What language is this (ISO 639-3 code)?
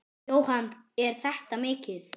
isl